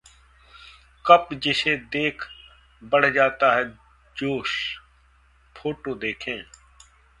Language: Hindi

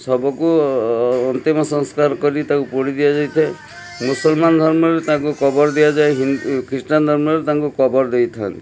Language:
Odia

